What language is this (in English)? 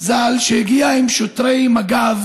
Hebrew